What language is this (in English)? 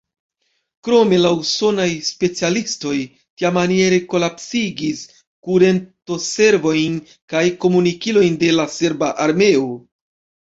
Esperanto